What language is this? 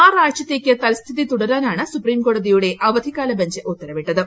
Malayalam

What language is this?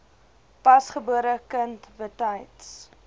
Afrikaans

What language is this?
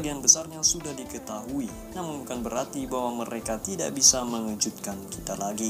Indonesian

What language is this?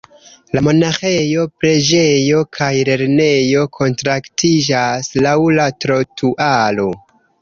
Esperanto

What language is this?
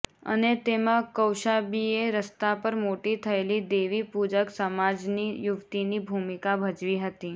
Gujarati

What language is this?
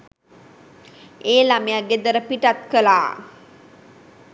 Sinhala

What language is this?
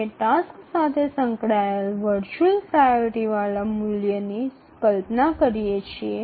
Bangla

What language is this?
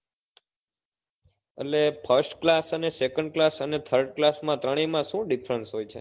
Gujarati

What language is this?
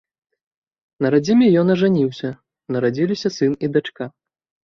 Belarusian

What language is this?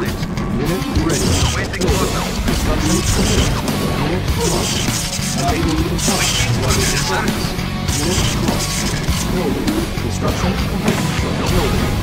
English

